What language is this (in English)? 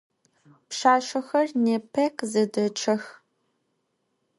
Adyghe